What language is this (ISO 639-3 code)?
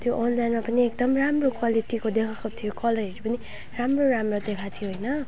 nep